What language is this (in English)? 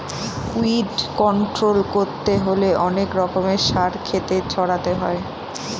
Bangla